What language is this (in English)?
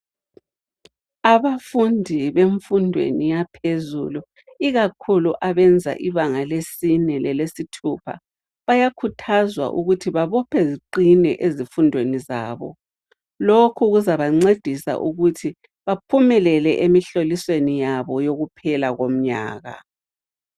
North Ndebele